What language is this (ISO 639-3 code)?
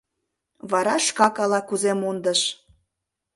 chm